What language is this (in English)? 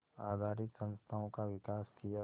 Hindi